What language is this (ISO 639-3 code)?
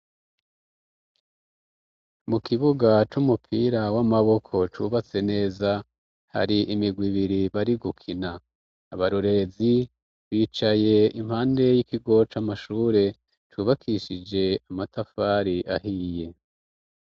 run